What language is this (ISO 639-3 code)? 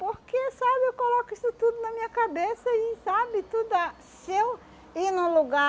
por